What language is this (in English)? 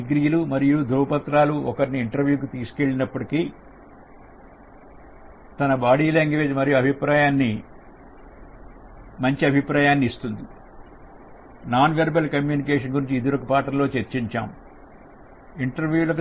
Telugu